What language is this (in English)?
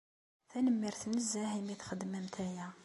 Kabyle